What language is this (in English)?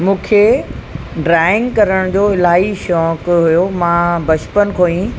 Sindhi